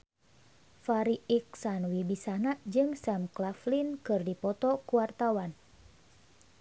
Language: Sundanese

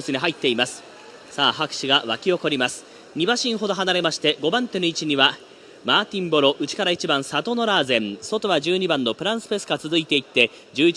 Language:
Japanese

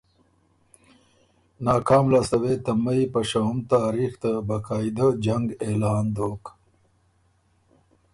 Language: Ormuri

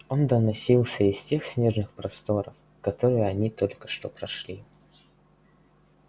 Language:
Russian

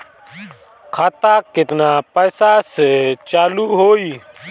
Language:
Bhojpuri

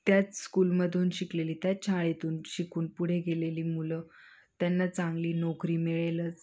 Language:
Marathi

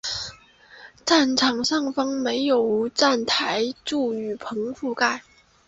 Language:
Chinese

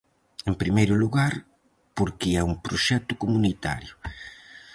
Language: Galician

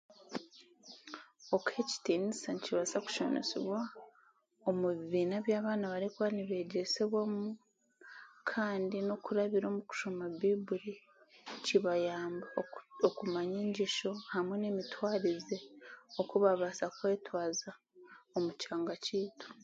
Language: Chiga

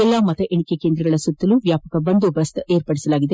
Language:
Kannada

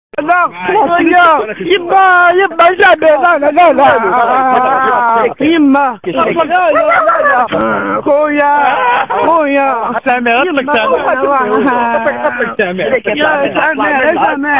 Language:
Arabic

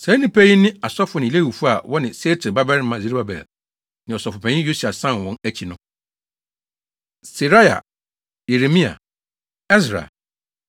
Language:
Akan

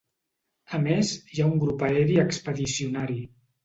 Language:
Catalan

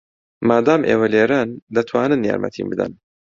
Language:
Central Kurdish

